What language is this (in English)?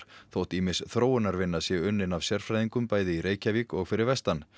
Icelandic